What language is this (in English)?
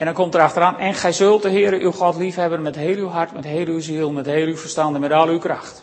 Dutch